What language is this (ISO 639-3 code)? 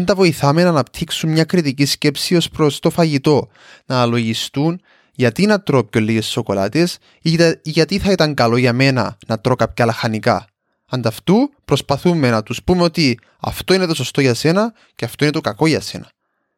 ell